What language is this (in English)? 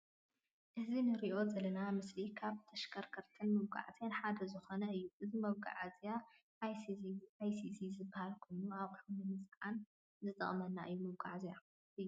Tigrinya